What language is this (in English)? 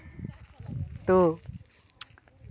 Santali